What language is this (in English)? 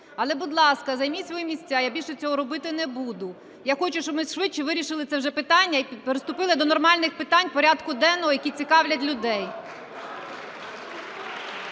Ukrainian